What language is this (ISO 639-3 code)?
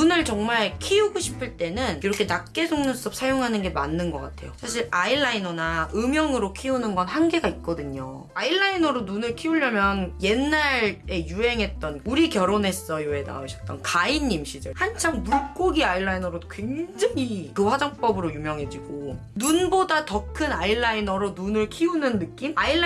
kor